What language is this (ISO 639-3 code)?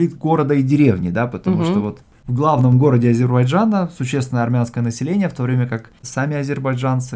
rus